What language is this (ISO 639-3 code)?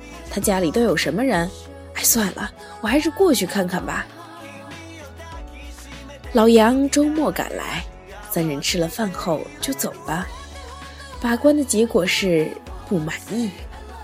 zho